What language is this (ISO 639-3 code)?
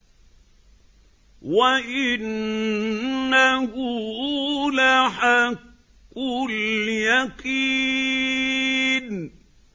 ara